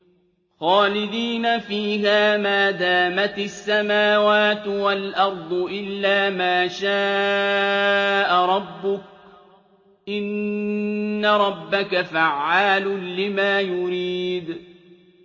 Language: Arabic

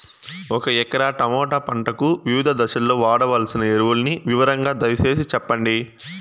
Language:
Telugu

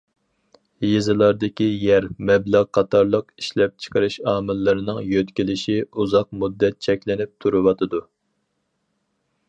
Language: Uyghur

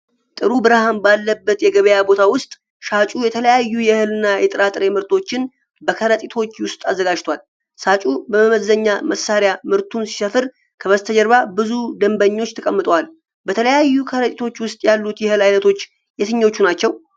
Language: Amharic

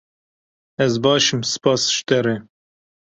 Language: Kurdish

